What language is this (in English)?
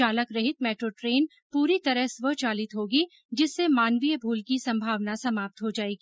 Hindi